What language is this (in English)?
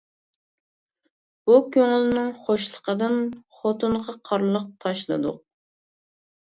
Uyghur